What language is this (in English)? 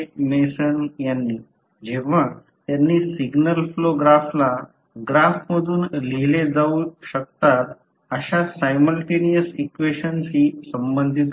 Marathi